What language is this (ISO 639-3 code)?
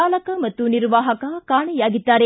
kan